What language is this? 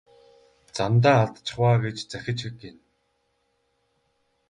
Mongolian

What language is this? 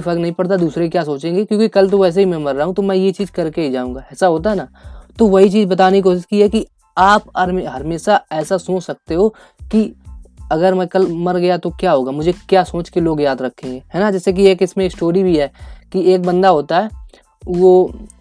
Hindi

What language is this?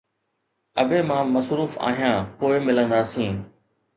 Sindhi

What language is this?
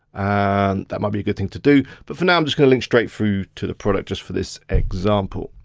English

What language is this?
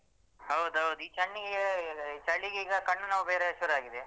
Kannada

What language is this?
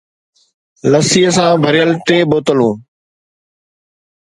Sindhi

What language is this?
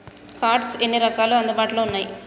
Telugu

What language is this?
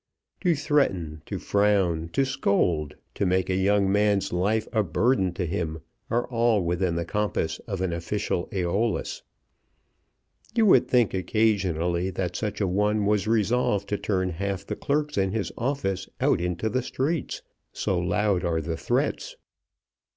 English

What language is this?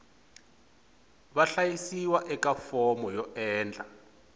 Tsonga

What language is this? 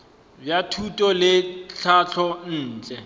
Northern Sotho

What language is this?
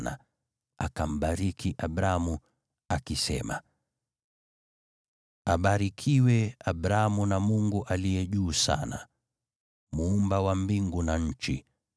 Swahili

